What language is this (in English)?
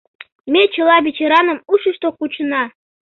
Mari